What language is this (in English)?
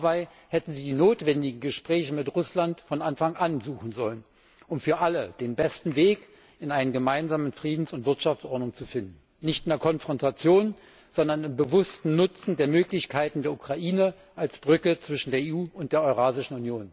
German